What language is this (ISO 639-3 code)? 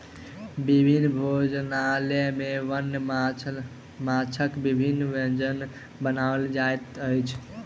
mai